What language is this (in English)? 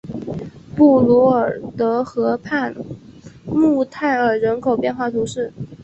Chinese